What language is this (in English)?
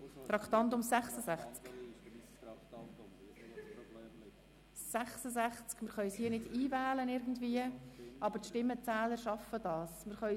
Swiss German